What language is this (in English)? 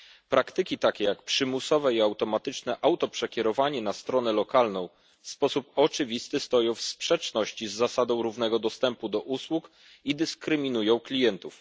Polish